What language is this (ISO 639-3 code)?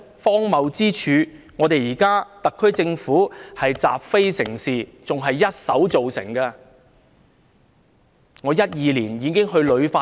yue